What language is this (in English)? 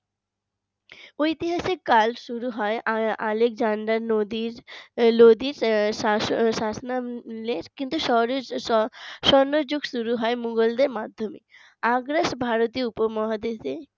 Bangla